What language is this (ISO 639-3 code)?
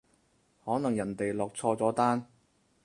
yue